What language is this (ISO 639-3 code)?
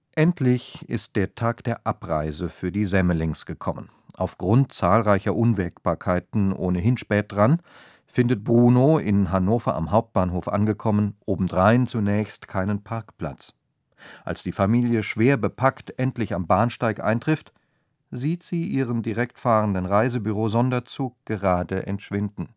deu